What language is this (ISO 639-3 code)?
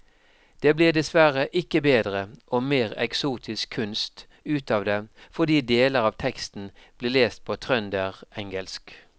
nor